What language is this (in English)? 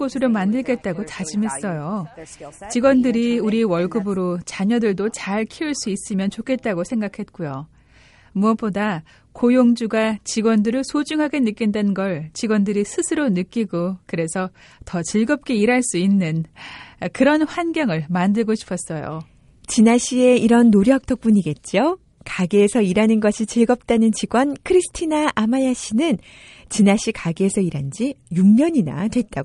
Korean